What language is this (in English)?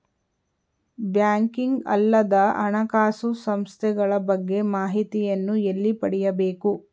Kannada